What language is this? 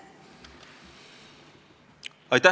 Estonian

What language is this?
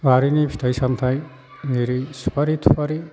Bodo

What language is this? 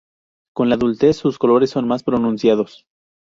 Spanish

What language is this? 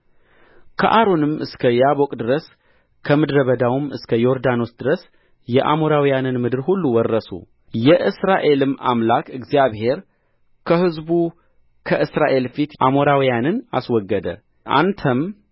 Amharic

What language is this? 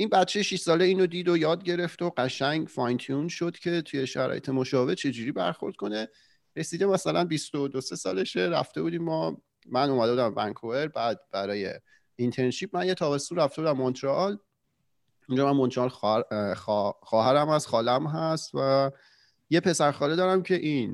Persian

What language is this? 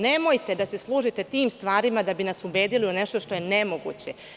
Serbian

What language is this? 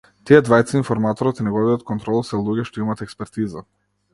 Macedonian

